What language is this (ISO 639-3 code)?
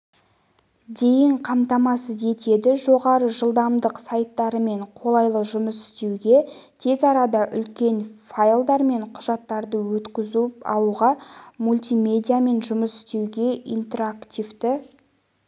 kaz